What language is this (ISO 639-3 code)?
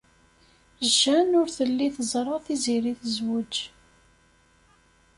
kab